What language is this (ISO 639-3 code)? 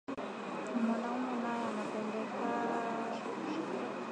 swa